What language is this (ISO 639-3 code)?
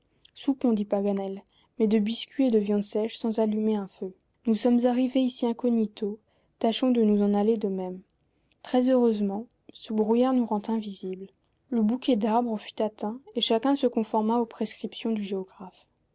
fra